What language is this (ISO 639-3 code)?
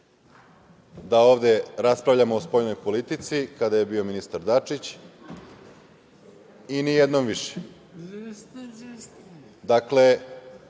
srp